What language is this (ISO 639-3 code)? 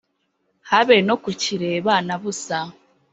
kin